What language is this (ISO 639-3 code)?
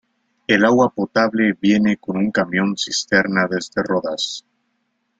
spa